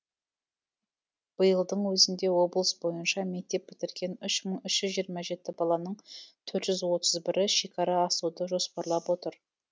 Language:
Kazakh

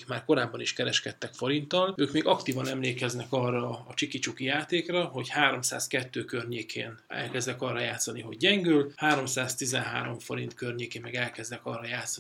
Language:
Hungarian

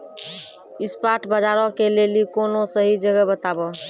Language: Maithili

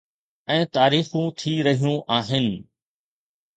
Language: Sindhi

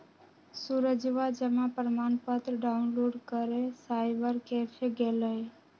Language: Magahi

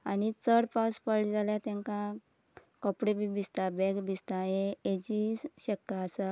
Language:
Konkani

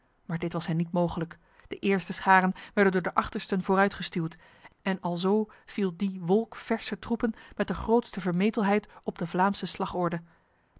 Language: Dutch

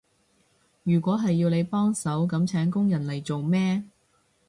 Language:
Cantonese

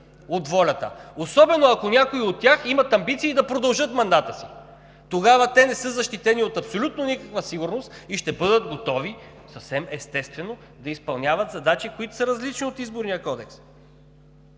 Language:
Bulgarian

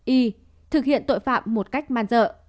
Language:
Vietnamese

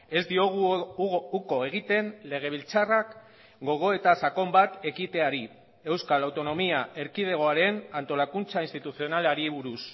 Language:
Basque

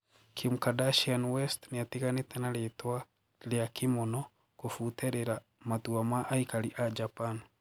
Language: Kikuyu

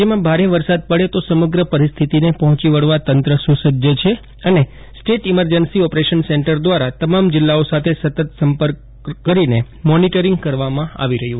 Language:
Gujarati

